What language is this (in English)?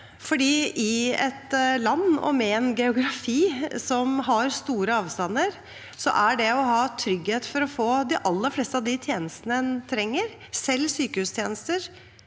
Norwegian